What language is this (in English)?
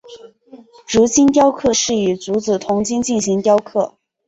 Chinese